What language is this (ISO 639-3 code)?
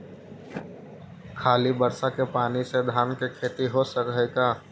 mag